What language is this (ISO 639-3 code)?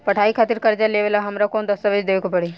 bho